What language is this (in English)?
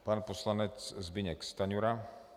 Czech